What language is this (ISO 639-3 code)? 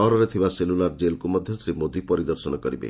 ori